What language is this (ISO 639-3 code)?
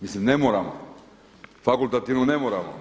hrv